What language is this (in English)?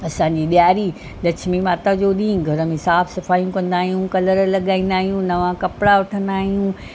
Sindhi